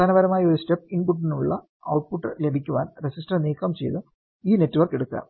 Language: Malayalam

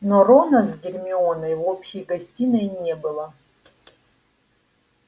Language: Russian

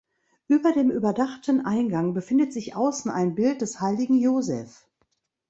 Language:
German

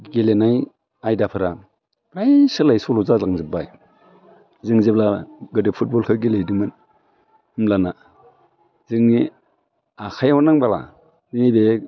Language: Bodo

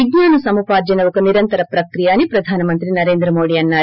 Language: Telugu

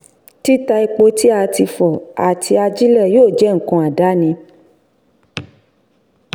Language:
Yoruba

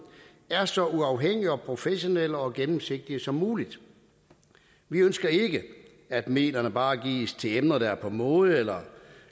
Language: Danish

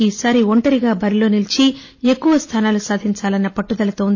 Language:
Telugu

